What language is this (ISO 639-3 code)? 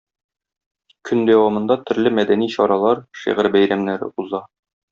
tat